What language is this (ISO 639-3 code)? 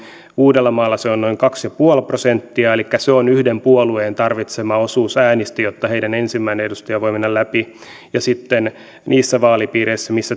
fin